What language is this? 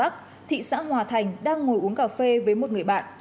Vietnamese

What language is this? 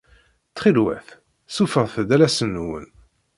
Kabyle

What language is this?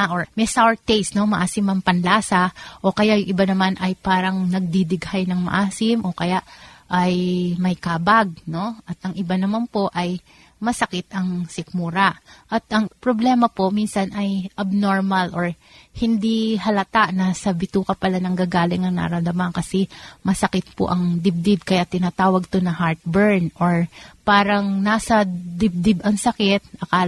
Filipino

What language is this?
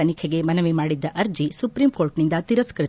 Kannada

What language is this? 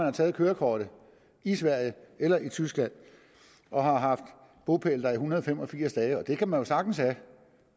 Danish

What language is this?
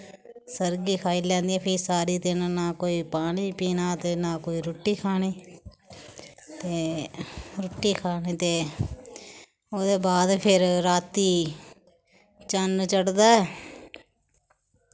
Dogri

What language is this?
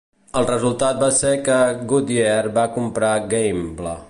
Catalan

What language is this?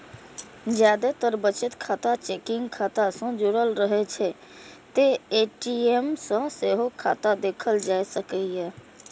Maithili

